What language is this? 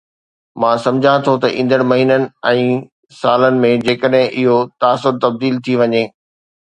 Sindhi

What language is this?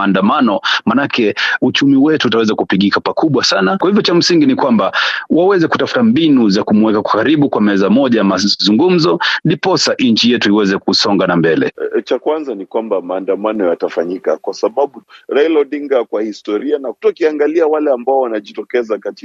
Swahili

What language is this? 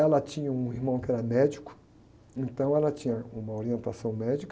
Portuguese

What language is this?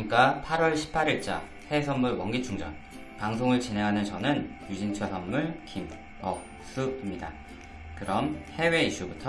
Korean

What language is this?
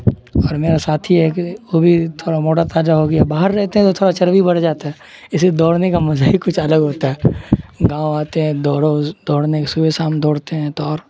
Urdu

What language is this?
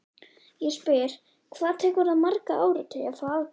Icelandic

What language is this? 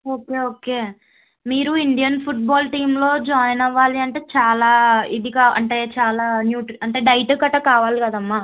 Telugu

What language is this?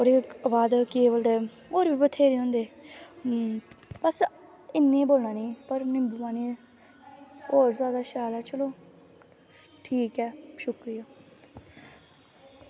Dogri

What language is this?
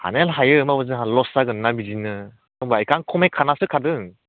Bodo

